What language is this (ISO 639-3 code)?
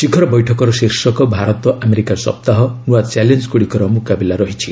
ori